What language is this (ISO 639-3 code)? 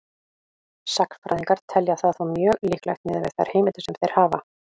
isl